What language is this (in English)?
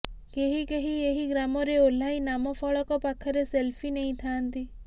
Odia